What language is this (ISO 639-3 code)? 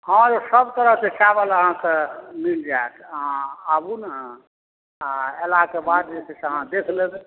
mai